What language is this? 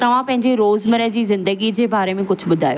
Sindhi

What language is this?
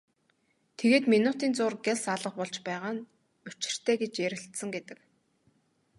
Mongolian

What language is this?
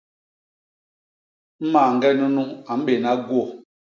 Basaa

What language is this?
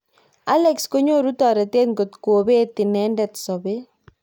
Kalenjin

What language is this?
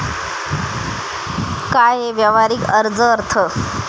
Marathi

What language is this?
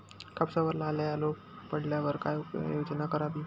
Marathi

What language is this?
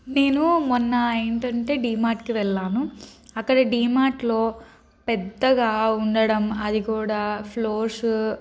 Telugu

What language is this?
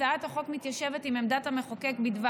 Hebrew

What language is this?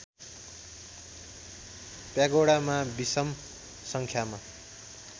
Nepali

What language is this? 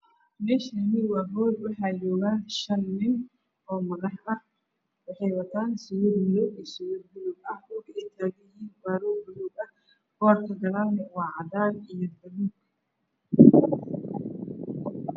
Somali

